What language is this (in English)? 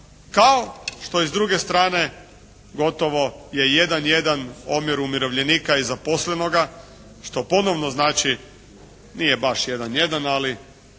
Croatian